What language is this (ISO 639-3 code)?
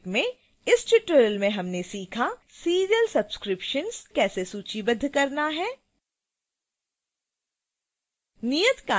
hin